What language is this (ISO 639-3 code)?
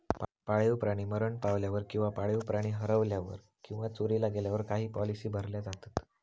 mar